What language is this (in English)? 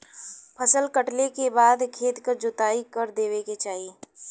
Bhojpuri